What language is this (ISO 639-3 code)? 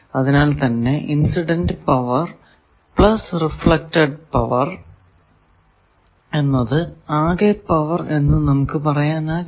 mal